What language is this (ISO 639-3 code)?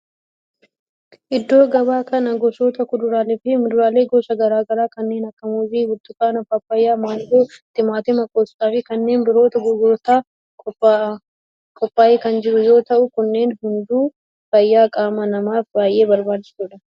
orm